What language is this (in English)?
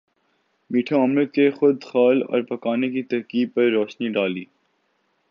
Urdu